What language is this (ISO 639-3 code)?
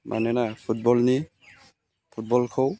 brx